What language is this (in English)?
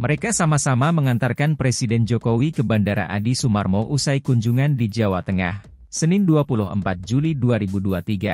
Indonesian